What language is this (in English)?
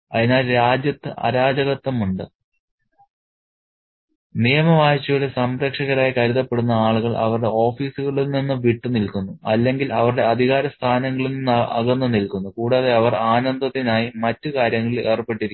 Malayalam